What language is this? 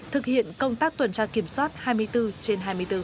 Vietnamese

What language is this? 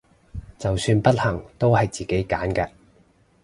Cantonese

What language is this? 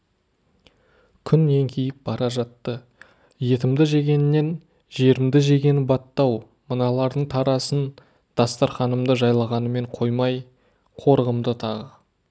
Kazakh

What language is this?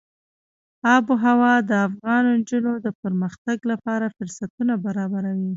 Pashto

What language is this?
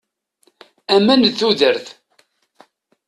Kabyle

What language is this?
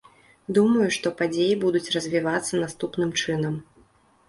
Belarusian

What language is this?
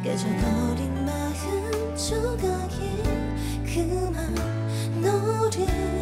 Korean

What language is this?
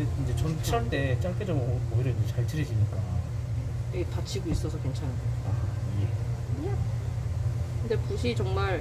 Korean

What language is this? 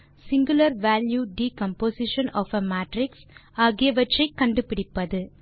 Tamil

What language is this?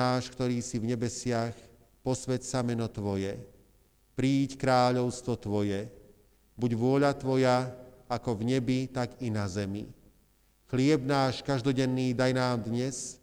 Slovak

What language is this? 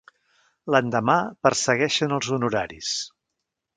Catalan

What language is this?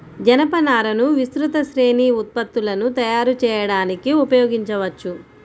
Telugu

